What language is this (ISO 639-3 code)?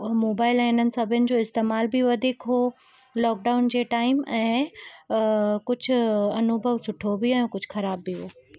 snd